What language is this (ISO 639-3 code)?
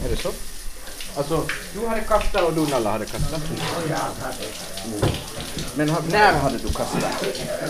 swe